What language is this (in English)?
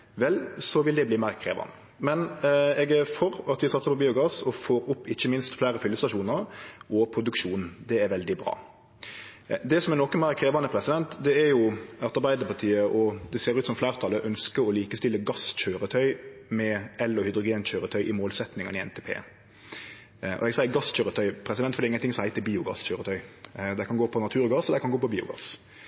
Norwegian Nynorsk